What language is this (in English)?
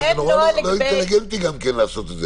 Hebrew